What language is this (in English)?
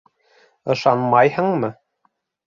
Bashkir